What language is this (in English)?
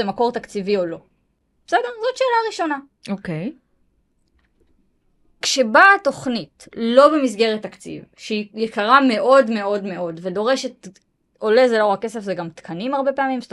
Hebrew